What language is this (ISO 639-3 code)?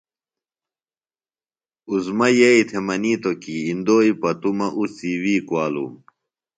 phl